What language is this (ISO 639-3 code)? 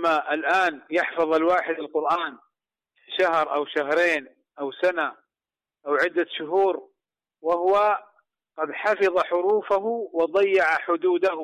ara